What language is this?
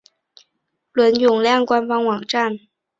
Chinese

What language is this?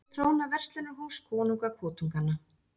Icelandic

